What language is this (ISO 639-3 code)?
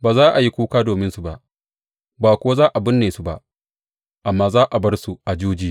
hau